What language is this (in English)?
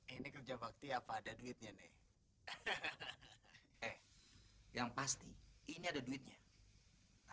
Indonesian